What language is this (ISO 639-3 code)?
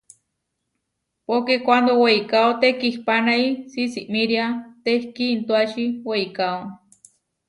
var